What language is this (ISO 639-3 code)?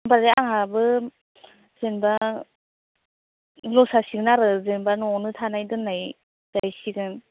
brx